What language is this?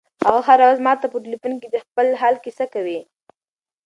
Pashto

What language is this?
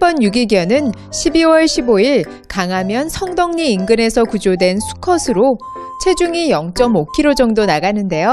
Korean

